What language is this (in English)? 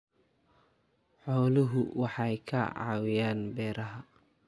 Somali